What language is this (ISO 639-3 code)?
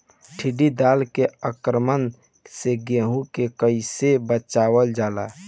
bho